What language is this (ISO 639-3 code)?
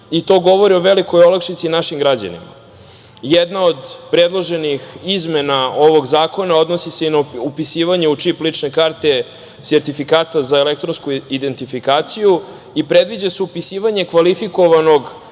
srp